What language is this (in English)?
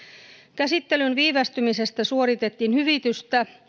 Finnish